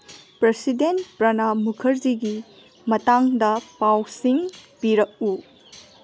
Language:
Manipuri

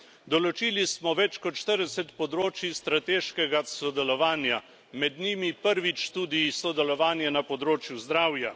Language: Slovenian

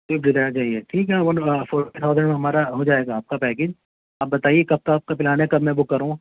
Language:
Urdu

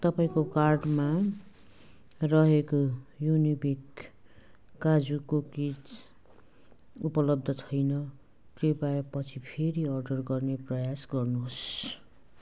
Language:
Nepali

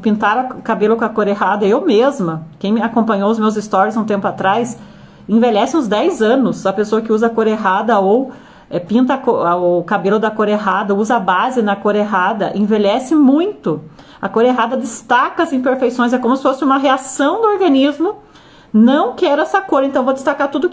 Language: Portuguese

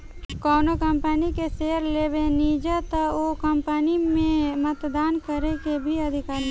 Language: Bhojpuri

